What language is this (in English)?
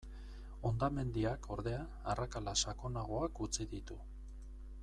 Basque